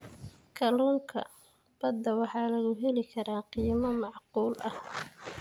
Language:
Somali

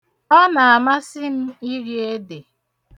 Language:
Igbo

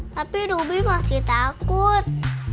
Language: Indonesian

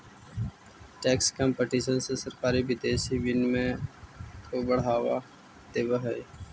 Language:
Magahi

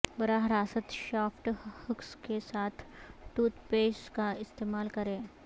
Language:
Urdu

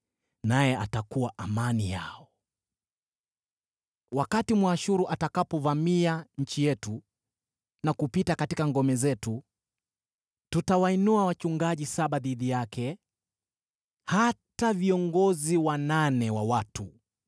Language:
Swahili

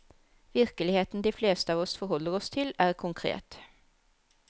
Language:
Norwegian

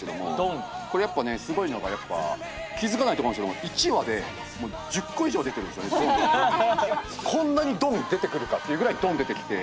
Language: Japanese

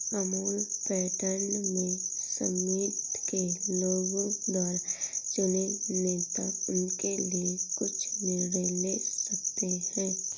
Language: Hindi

